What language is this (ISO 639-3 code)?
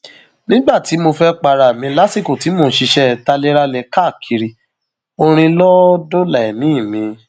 yor